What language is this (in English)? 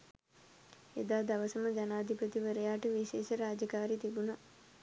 Sinhala